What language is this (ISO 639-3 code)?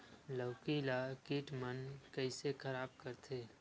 hne